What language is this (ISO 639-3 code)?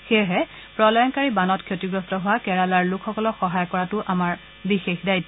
asm